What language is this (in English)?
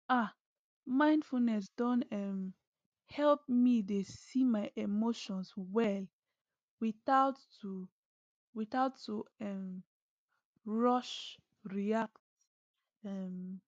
Nigerian Pidgin